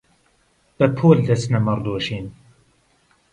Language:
Central Kurdish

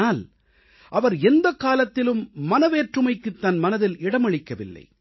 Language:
Tamil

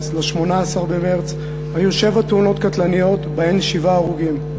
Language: Hebrew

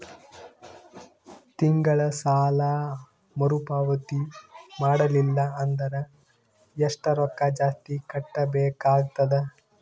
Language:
Kannada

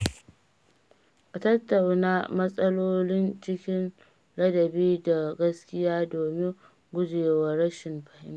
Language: Hausa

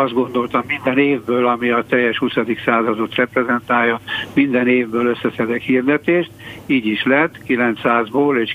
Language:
Hungarian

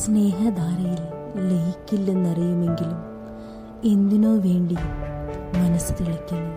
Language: Malayalam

